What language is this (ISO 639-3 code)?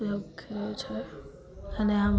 guj